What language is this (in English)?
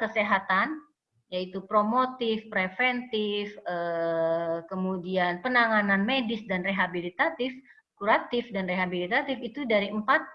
Indonesian